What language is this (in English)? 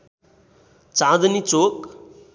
Nepali